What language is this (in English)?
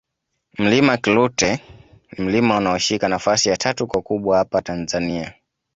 Swahili